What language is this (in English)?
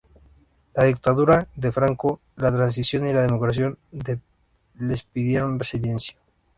Spanish